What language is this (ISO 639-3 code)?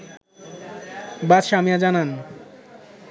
ben